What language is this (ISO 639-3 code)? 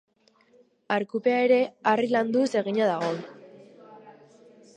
eus